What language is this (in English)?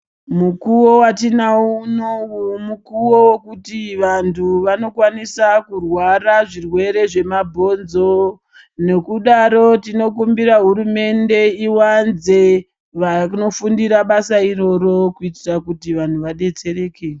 Ndau